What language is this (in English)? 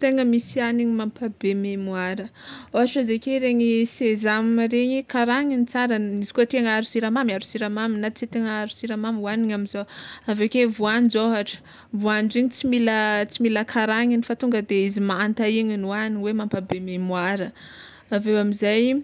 Tsimihety Malagasy